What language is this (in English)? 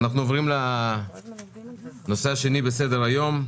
Hebrew